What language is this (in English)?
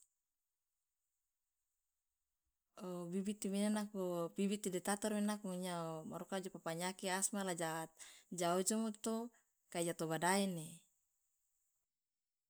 Loloda